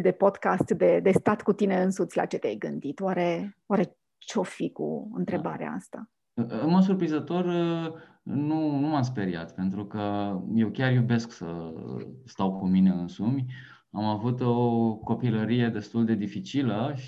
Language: Romanian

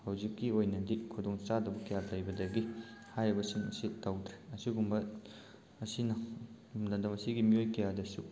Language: Manipuri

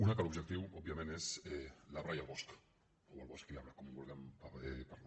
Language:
Catalan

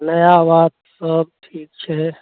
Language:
Maithili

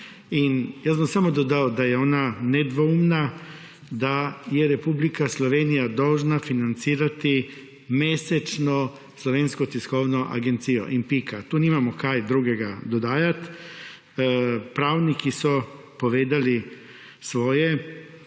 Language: Slovenian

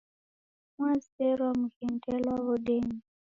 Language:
Taita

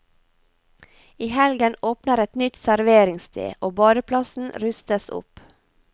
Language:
Norwegian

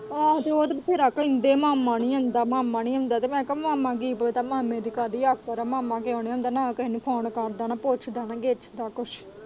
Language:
Punjabi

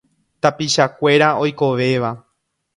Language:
Guarani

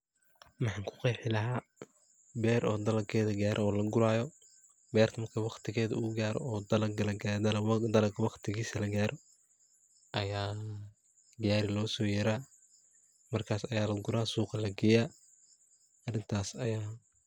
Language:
Somali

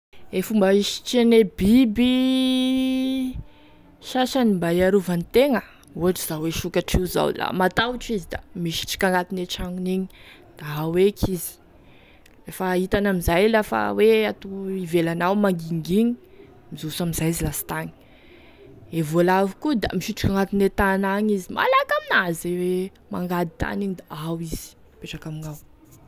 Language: Tesaka Malagasy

